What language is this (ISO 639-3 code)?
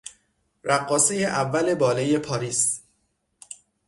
fas